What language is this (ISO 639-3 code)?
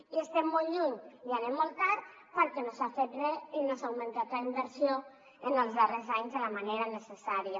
cat